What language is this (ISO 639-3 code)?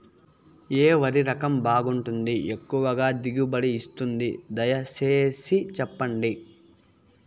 tel